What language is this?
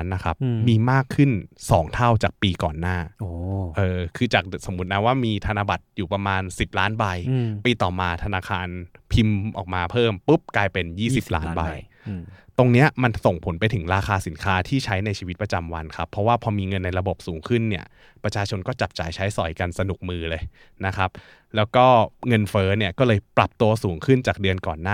Thai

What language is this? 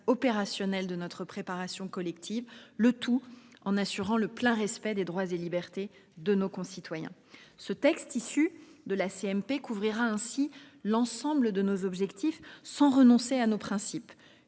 French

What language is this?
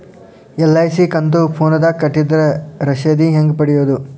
Kannada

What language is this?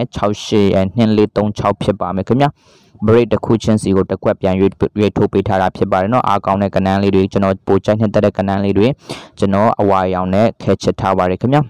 Thai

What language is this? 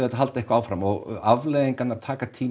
Icelandic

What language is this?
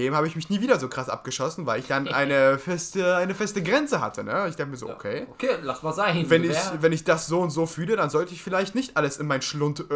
German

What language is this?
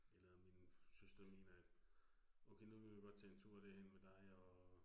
Danish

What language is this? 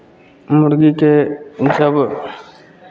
Maithili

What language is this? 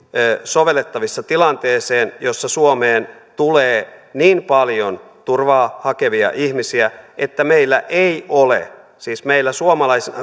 Finnish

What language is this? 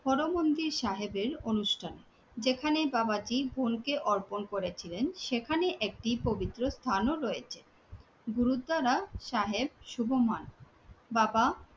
Bangla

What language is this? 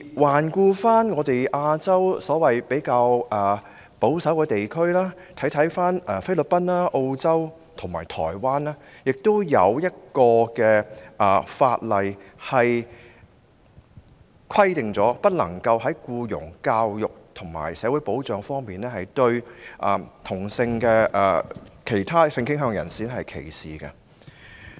Cantonese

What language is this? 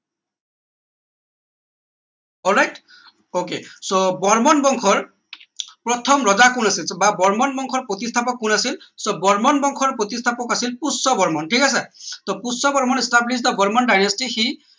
Assamese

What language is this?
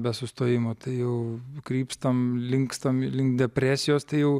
Lithuanian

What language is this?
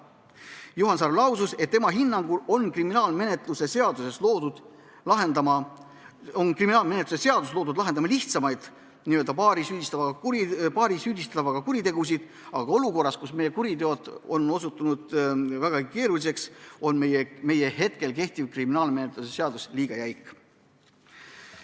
Estonian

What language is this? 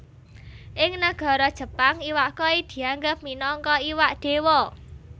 Javanese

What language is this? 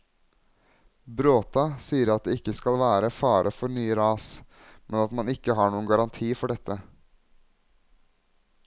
Norwegian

